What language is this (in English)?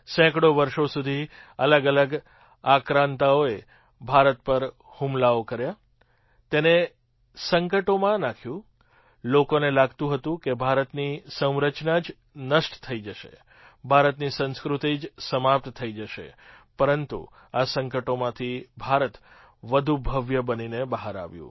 Gujarati